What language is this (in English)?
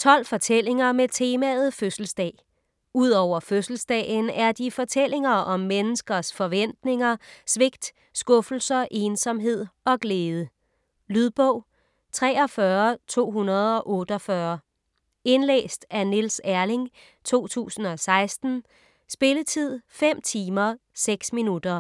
Danish